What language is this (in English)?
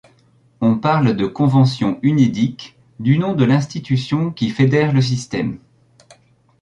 French